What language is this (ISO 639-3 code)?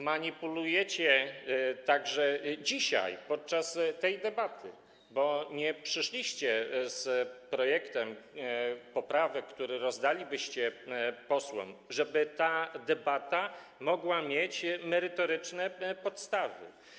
pol